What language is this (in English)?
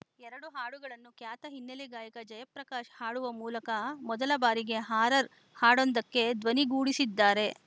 Kannada